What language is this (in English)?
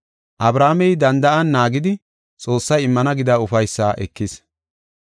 Gofa